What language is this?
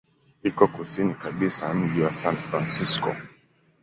Swahili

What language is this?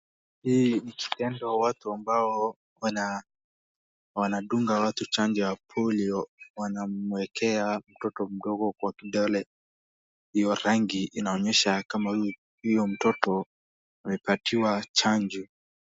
Swahili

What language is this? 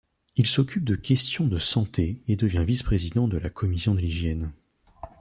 French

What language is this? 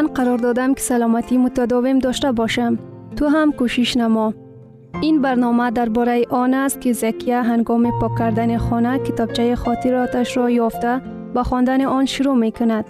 Persian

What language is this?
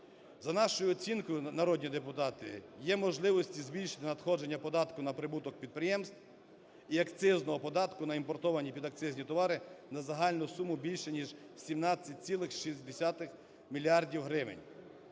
Ukrainian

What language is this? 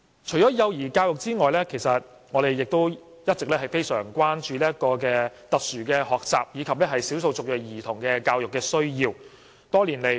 Cantonese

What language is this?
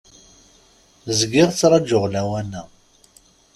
Kabyle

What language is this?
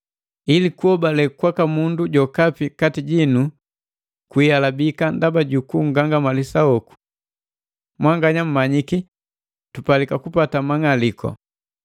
Matengo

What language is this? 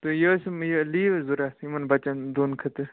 Kashmiri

